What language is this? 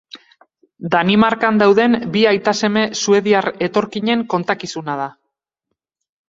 Basque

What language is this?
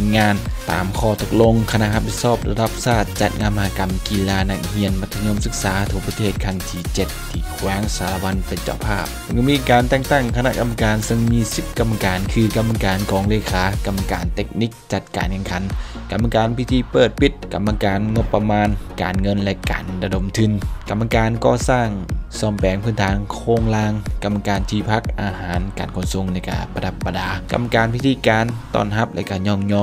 Thai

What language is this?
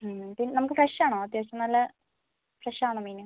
Malayalam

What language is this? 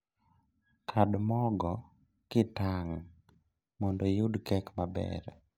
Luo (Kenya and Tanzania)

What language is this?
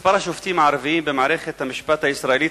Hebrew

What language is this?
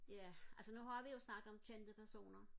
Danish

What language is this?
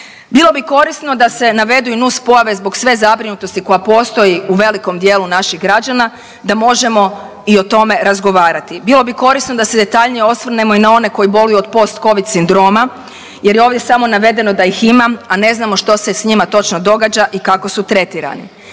Croatian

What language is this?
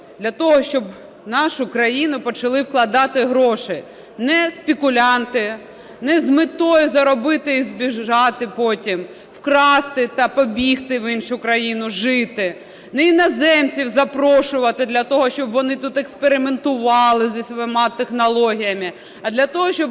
Ukrainian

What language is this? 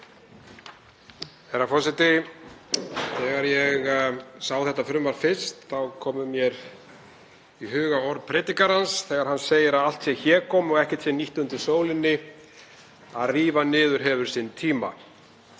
Icelandic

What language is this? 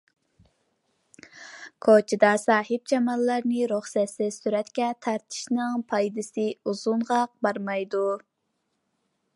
Uyghur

